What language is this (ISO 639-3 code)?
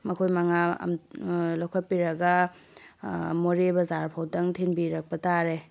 mni